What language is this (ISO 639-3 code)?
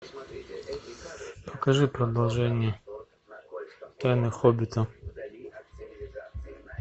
rus